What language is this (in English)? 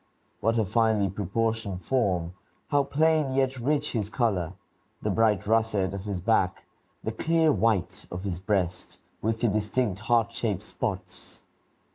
English